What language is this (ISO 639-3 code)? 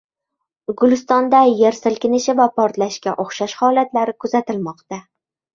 uzb